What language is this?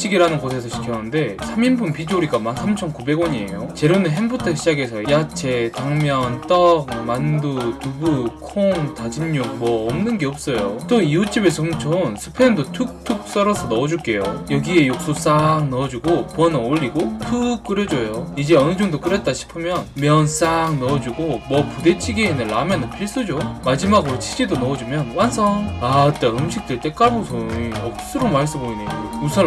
Korean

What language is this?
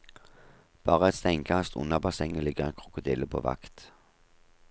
Norwegian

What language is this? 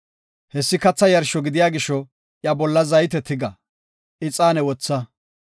Gofa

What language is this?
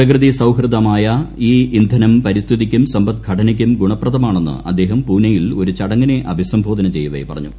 Malayalam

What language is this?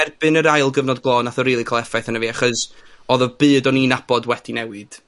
Welsh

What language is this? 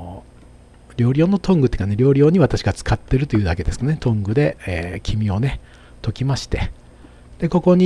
Japanese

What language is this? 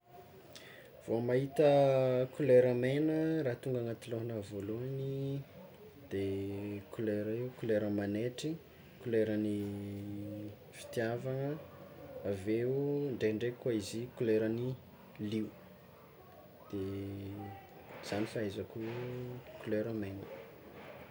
Tsimihety Malagasy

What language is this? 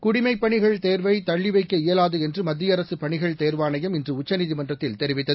Tamil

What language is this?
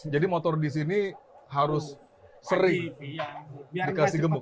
Indonesian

